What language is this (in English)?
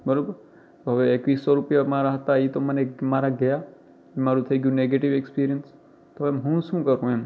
Gujarati